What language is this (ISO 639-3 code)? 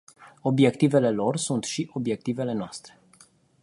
ron